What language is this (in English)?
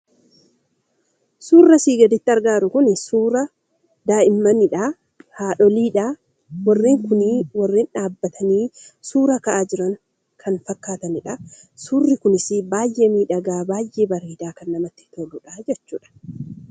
Oromo